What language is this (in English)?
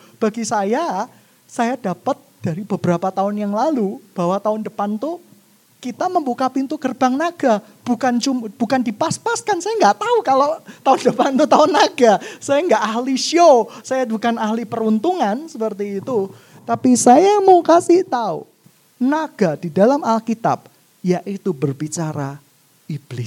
Indonesian